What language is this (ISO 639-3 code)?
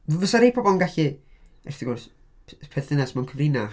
cym